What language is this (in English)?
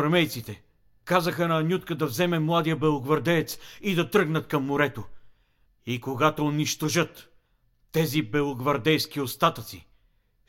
Bulgarian